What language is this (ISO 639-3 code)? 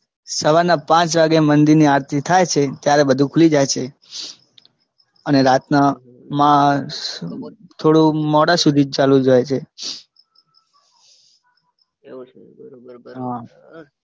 guj